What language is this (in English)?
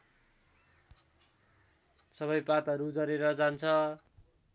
Nepali